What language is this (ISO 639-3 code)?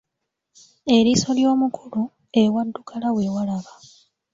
lug